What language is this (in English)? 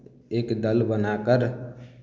Maithili